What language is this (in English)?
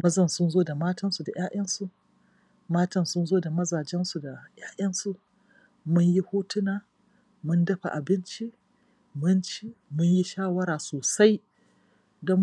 Hausa